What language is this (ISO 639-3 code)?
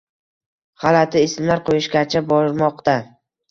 uzb